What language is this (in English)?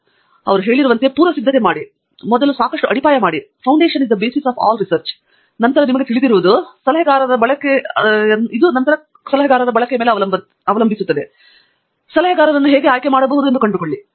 Kannada